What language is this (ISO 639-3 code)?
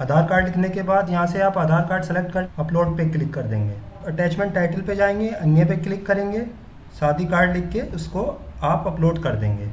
hin